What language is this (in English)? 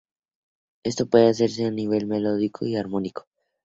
Spanish